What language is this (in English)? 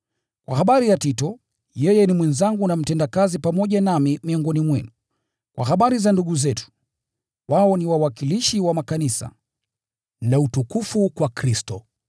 Swahili